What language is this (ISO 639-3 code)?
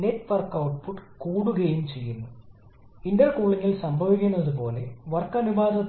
mal